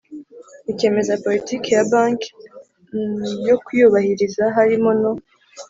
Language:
Kinyarwanda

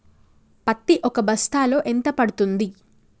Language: Telugu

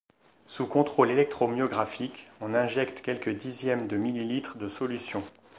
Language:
French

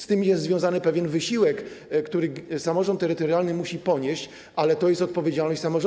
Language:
Polish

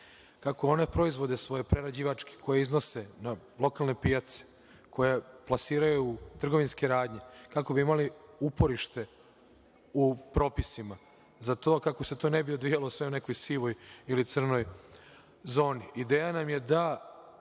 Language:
Serbian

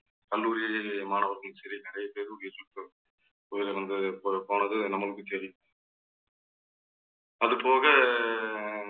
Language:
Tamil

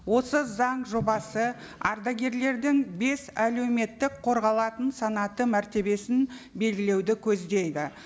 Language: Kazakh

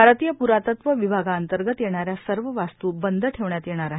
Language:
Marathi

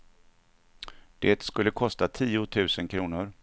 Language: Swedish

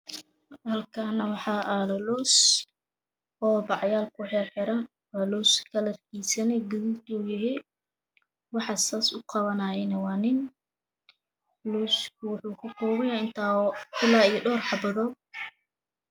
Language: Somali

